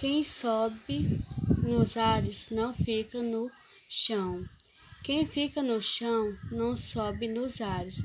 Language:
Portuguese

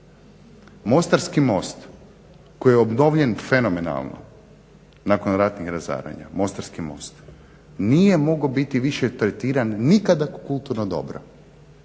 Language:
Croatian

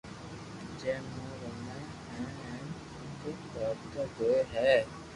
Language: Loarki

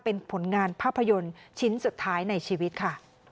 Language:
Thai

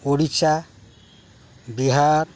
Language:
Odia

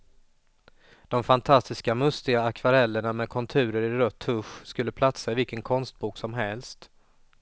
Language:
Swedish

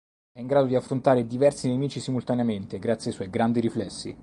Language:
Italian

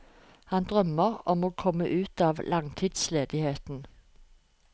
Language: Norwegian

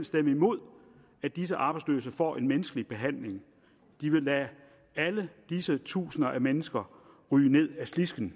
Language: Danish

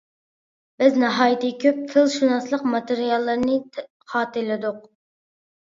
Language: Uyghur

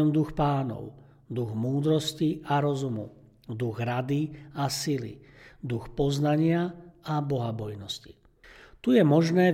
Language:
Slovak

